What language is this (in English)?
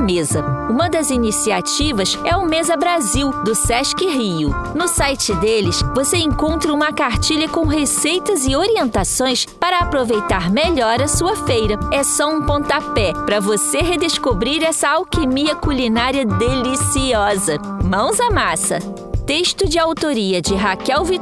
Portuguese